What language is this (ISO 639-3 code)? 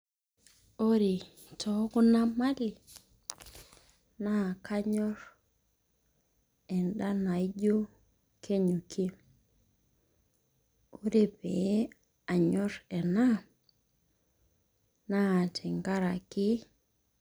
mas